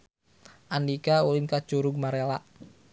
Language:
Sundanese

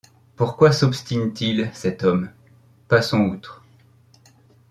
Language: French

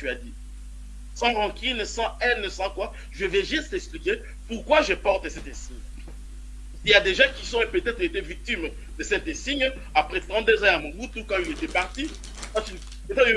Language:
French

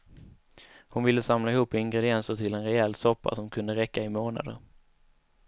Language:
Swedish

